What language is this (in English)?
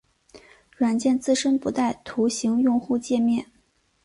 Chinese